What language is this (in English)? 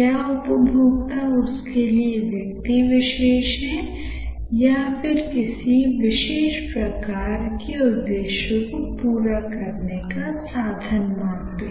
Hindi